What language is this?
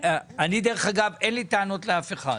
Hebrew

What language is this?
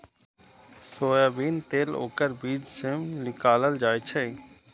Maithili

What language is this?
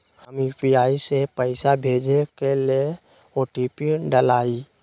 Magahi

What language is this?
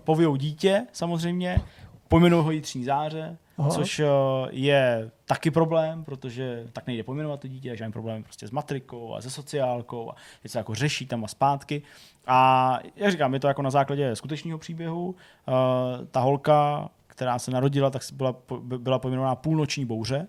Czech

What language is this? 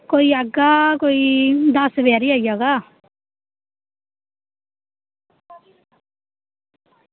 Dogri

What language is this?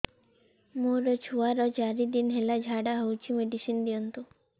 Odia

